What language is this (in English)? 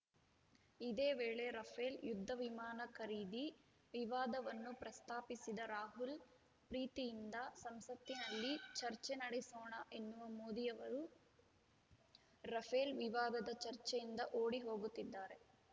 Kannada